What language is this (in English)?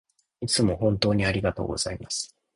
Japanese